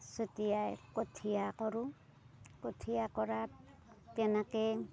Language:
Assamese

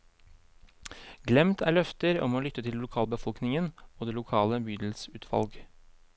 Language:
Norwegian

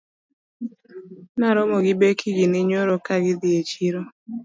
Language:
Luo (Kenya and Tanzania)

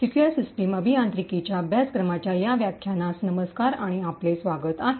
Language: Marathi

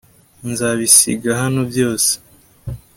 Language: Kinyarwanda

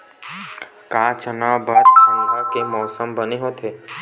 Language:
Chhattisgarhi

